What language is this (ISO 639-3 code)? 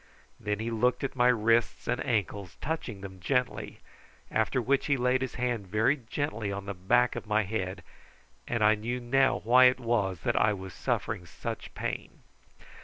eng